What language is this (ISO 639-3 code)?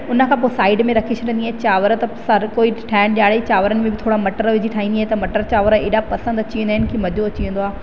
snd